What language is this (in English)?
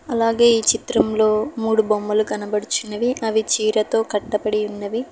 Telugu